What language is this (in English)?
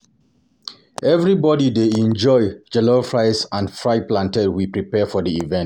Nigerian Pidgin